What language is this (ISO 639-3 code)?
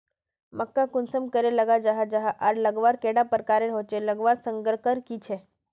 mag